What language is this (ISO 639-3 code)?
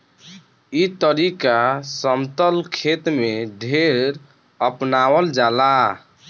bho